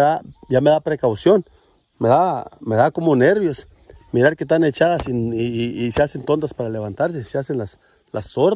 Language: Spanish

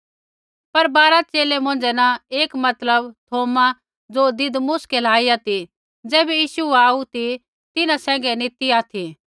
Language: Kullu Pahari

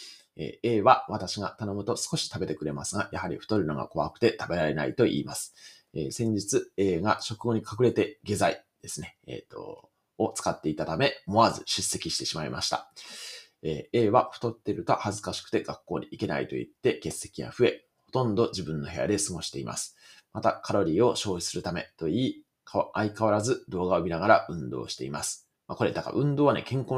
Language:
Japanese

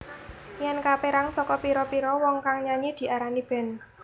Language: Javanese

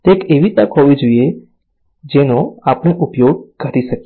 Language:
Gujarati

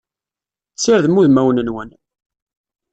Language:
Kabyle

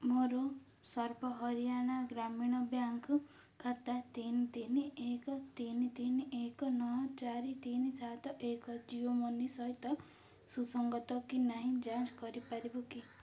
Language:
Odia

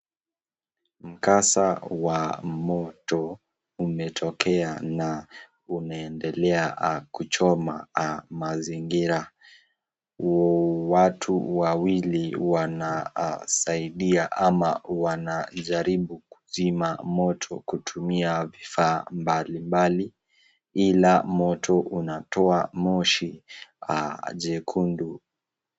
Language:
Swahili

